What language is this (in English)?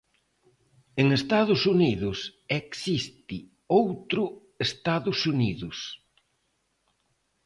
Galician